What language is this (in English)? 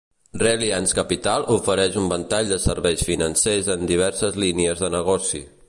Catalan